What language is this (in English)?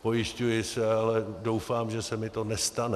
Czech